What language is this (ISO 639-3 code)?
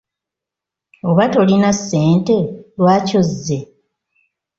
lug